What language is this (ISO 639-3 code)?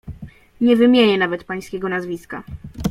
pol